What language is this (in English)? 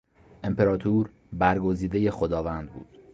Persian